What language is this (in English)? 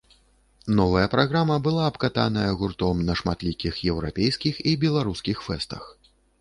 Belarusian